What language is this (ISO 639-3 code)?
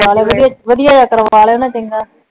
pan